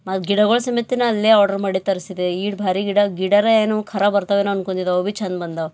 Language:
Kannada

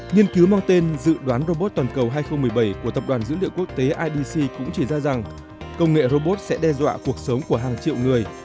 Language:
Vietnamese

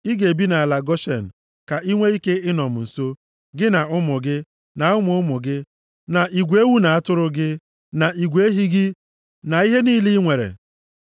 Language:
Igbo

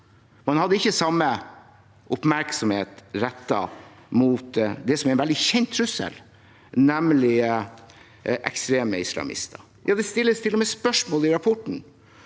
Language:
Norwegian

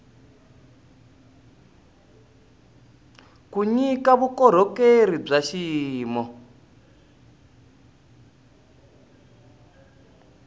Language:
Tsonga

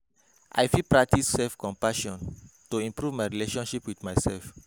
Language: Nigerian Pidgin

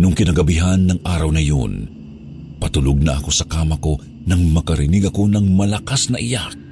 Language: Filipino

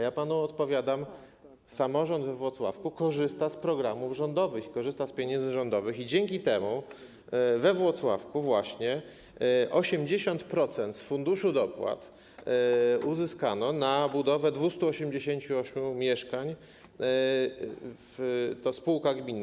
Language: Polish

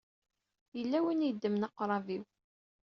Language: Kabyle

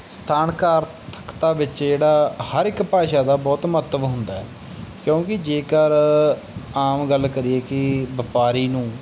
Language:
Punjabi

